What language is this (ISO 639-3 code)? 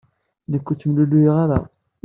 kab